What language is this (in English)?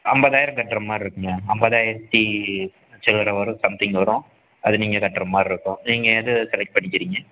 Tamil